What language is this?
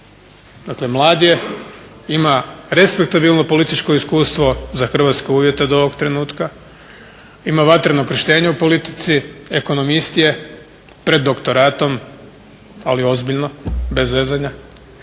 Croatian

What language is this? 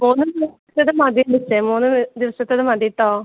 Malayalam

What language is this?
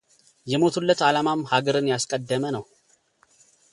Amharic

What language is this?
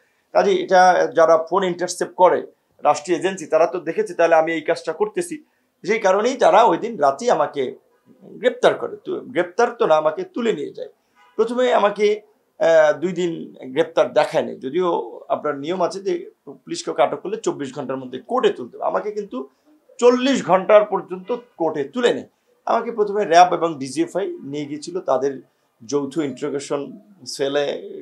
Bangla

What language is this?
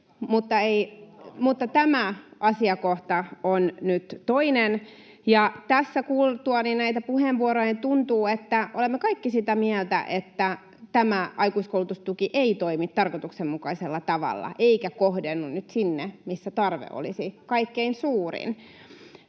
Finnish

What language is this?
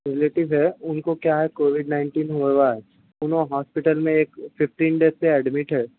Urdu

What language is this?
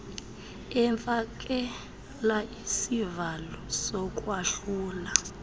Xhosa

